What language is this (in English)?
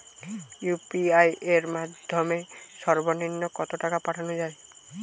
Bangla